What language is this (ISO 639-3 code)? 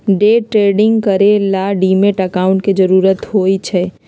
mag